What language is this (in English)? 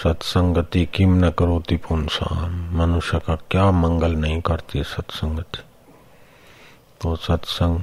Hindi